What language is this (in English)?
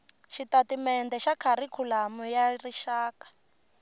Tsonga